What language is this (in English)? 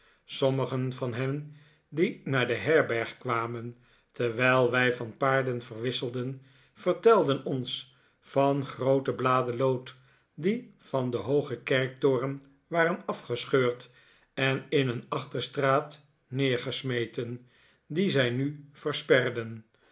Dutch